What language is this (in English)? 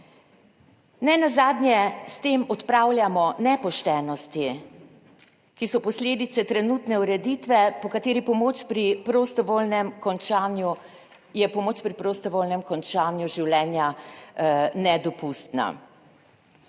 Slovenian